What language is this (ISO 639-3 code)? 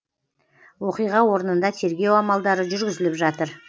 kaz